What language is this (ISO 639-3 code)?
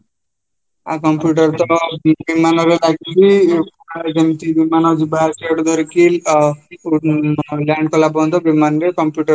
ori